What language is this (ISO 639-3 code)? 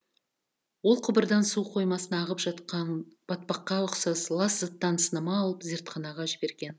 kaz